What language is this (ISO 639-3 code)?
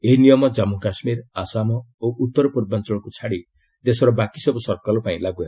ori